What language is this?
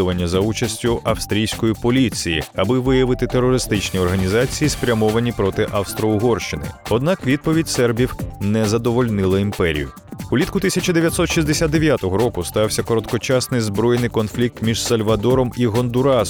Ukrainian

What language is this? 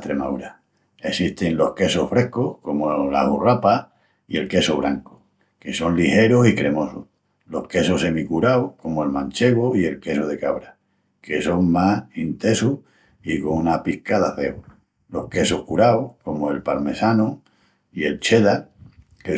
Extremaduran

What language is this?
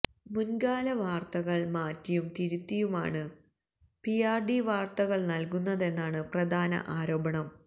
Malayalam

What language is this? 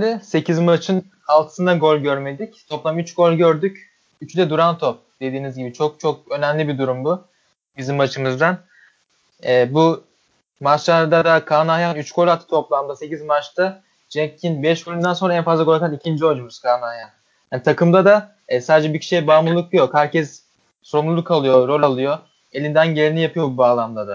Turkish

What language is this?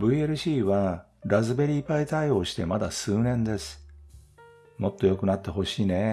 Japanese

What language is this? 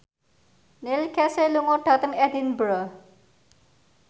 Javanese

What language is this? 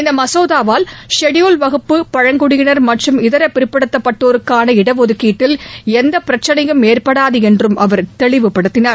Tamil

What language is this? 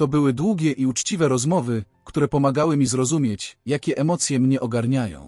Polish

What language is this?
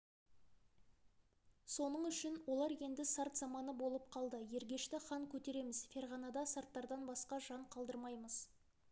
Kazakh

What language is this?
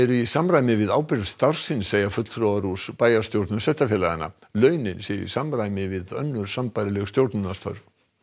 Icelandic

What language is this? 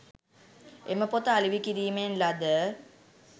Sinhala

